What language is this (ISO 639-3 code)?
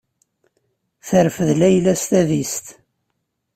kab